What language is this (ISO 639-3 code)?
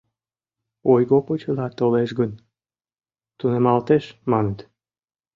chm